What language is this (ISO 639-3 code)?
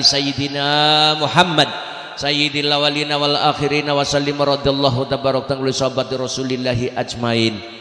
ind